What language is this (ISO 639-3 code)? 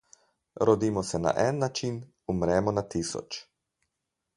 slv